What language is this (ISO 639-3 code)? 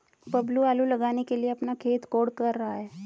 hin